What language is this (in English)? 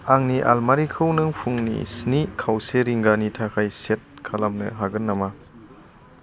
Bodo